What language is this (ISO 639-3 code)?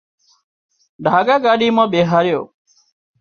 kxp